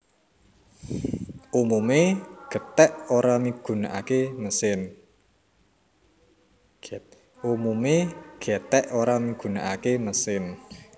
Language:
Javanese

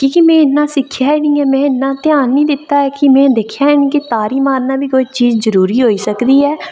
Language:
Dogri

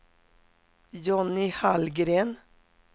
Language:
Swedish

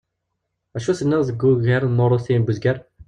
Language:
Kabyle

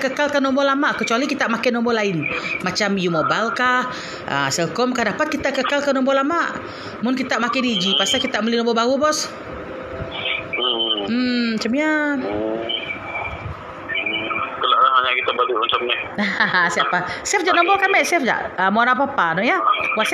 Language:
Malay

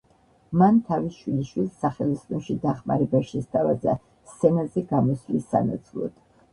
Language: Georgian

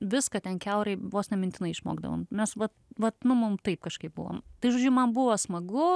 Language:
Lithuanian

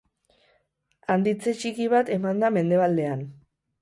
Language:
Basque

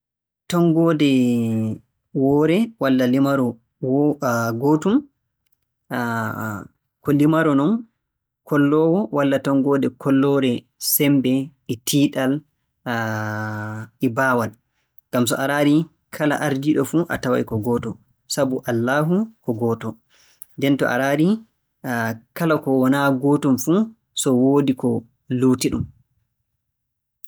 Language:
Borgu Fulfulde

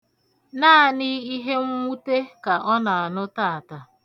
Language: Igbo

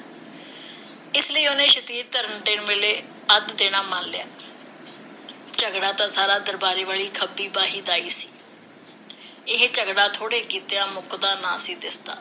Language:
Punjabi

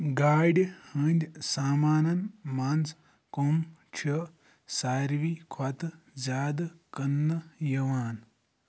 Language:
Kashmiri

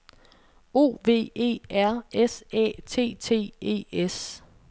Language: Danish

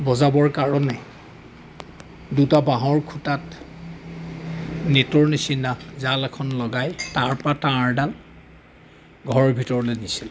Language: Assamese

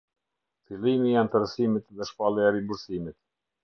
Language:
Albanian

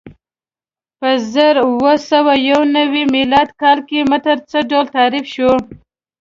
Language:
Pashto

